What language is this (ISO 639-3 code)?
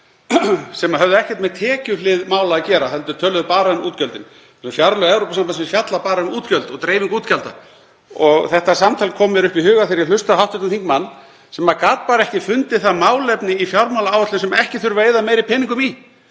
isl